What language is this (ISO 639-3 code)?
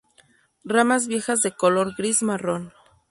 spa